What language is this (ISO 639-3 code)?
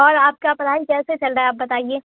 urd